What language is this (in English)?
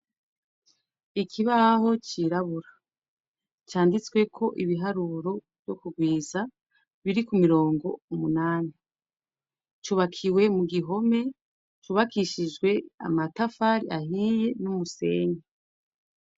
Rundi